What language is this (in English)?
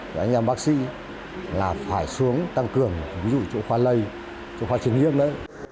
Vietnamese